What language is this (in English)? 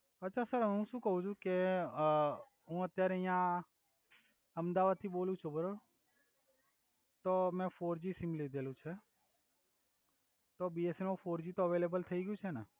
Gujarati